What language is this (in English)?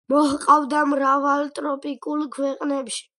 Georgian